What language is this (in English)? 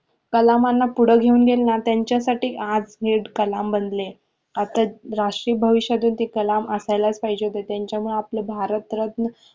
Marathi